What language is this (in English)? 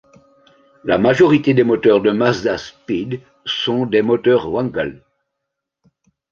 French